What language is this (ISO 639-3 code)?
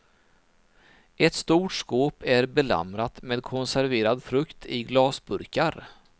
swe